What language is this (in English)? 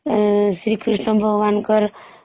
Odia